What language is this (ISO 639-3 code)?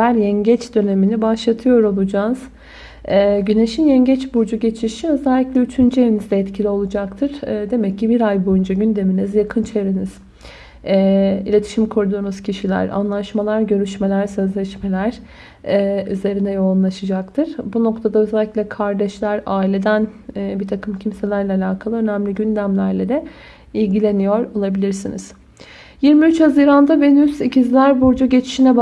tur